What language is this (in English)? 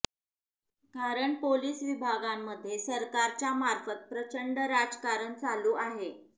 Marathi